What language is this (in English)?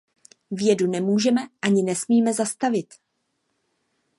Czech